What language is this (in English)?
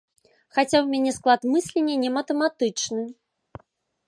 Belarusian